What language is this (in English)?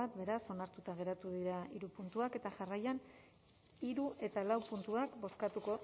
Basque